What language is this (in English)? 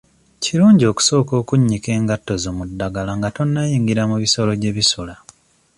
Ganda